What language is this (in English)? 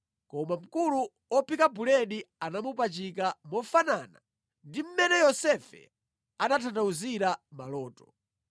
Nyanja